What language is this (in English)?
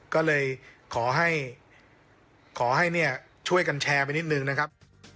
Thai